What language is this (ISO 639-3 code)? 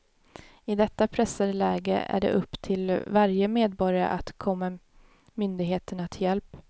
swe